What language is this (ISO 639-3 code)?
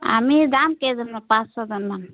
asm